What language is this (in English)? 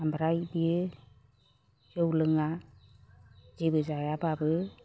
Bodo